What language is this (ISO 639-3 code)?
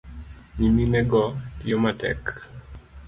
luo